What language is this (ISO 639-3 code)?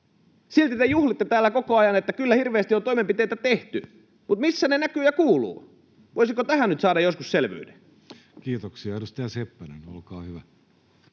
fin